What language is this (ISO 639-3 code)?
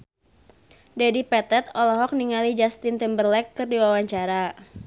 sun